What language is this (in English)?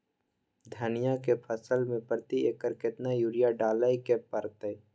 Maithili